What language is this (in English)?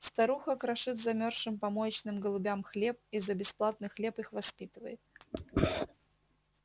Russian